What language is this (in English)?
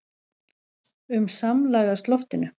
Icelandic